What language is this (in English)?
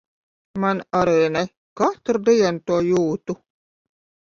Latvian